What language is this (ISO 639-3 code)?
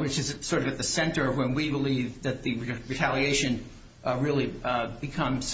eng